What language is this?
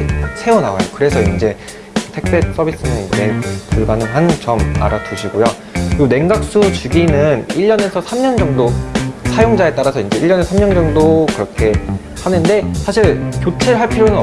Korean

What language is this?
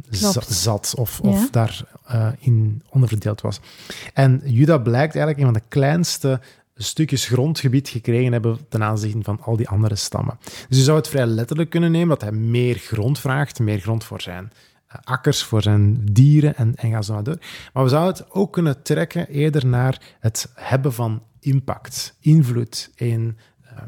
Dutch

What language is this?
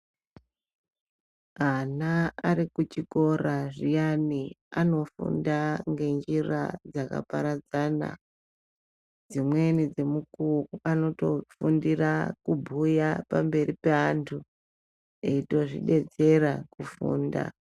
Ndau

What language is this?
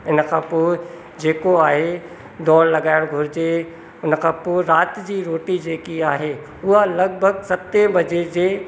Sindhi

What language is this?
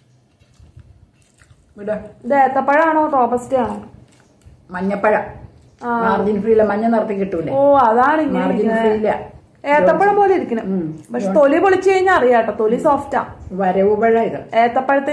Malayalam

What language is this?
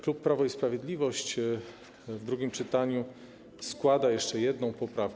Polish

